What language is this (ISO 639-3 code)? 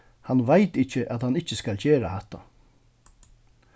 fao